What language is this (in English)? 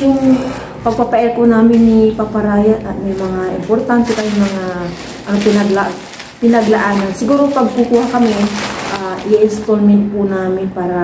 Filipino